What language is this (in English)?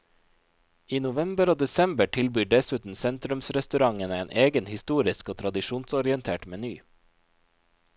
Norwegian